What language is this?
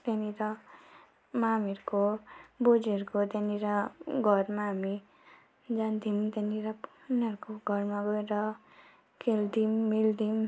Nepali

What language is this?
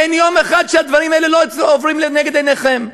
Hebrew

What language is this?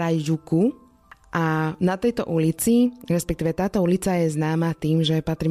Slovak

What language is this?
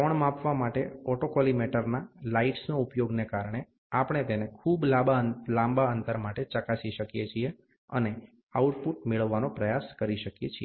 Gujarati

